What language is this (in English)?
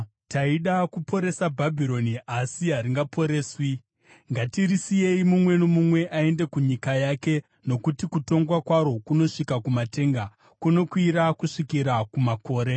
Shona